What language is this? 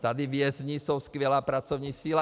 Czech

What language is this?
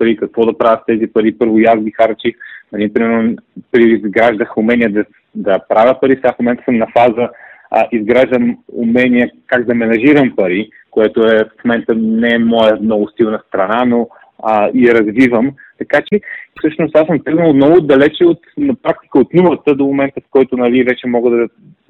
Bulgarian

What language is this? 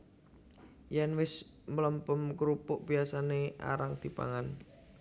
Javanese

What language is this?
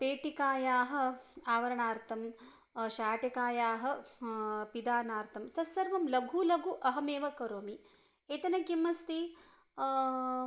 Sanskrit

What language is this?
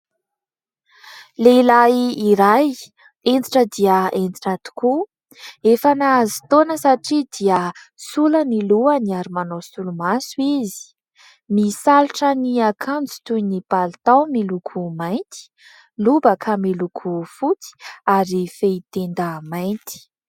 Malagasy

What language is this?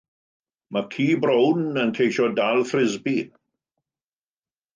Welsh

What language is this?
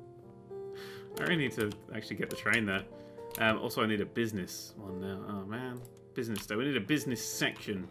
English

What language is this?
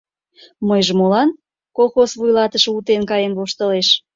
Mari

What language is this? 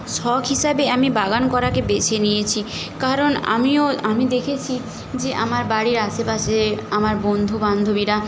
Bangla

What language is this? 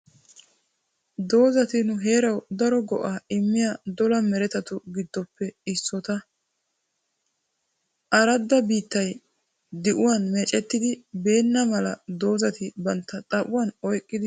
Wolaytta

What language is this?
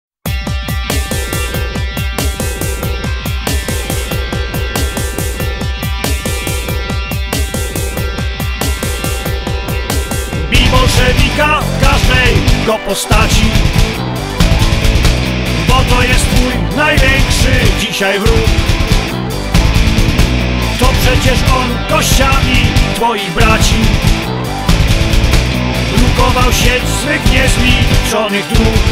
Polish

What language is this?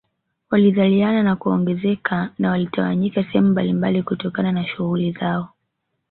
Swahili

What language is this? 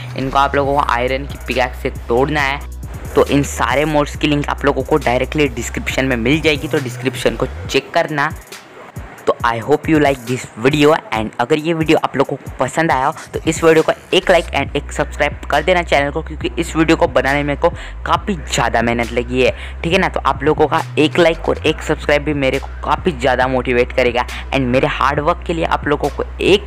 Hindi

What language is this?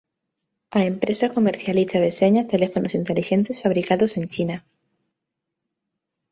Galician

